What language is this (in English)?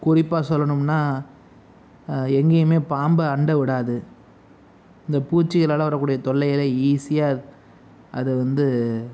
Tamil